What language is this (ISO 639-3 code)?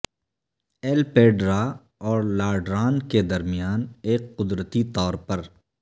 urd